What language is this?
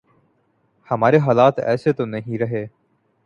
Urdu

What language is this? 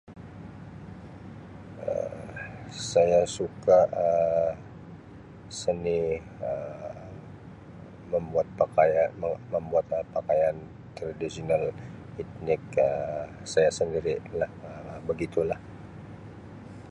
Sabah Malay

